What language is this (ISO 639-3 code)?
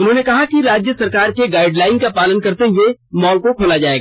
hin